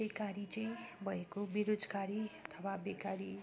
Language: Nepali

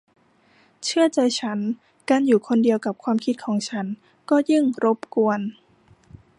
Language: Thai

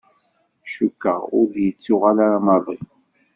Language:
Kabyle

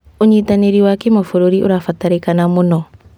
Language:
Kikuyu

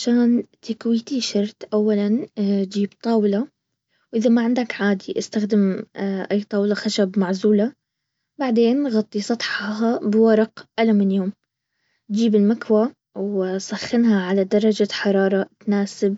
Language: Baharna Arabic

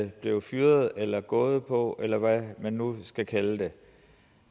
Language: Danish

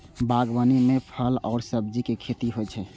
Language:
Maithili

